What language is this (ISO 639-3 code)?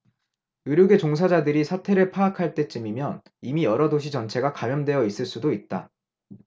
kor